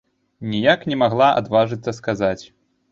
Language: Belarusian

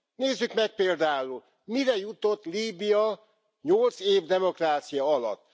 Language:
Hungarian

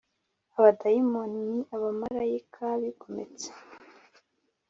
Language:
Kinyarwanda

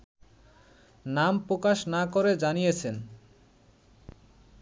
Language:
Bangla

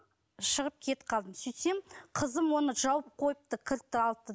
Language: Kazakh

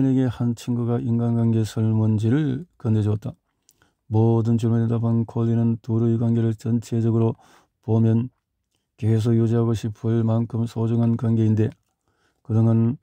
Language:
Korean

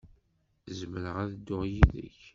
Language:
Kabyle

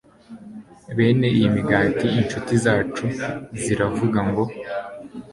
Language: Kinyarwanda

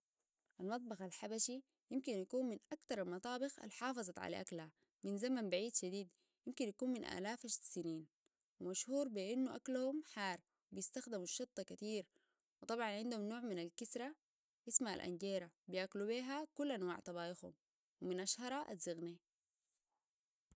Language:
Sudanese Arabic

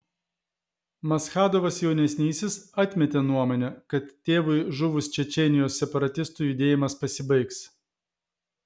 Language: Lithuanian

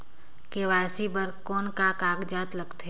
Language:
Chhattisgarhi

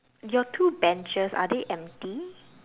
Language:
English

